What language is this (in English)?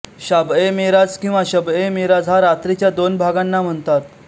Marathi